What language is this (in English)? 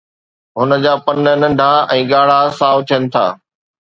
Sindhi